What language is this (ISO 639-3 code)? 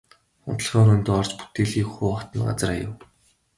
mon